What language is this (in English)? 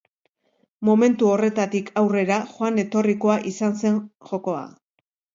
Basque